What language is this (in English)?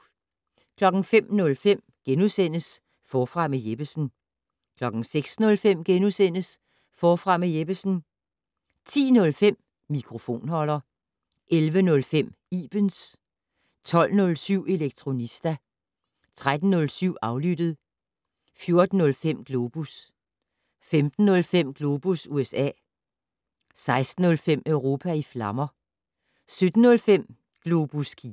Danish